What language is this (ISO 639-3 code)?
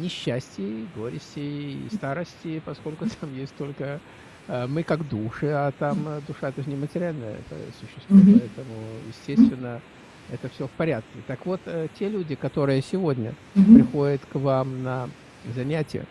rus